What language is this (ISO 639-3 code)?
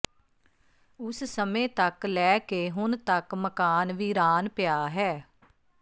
pan